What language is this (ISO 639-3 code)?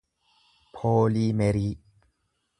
orm